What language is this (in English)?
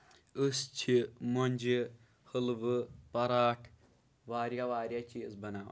Kashmiri